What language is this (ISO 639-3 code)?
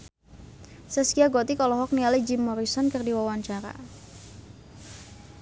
sun